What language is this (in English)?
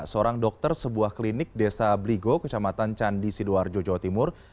Indonesian